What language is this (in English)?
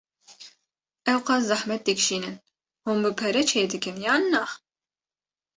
Kurdish